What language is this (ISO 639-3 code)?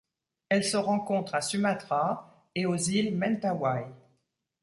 fra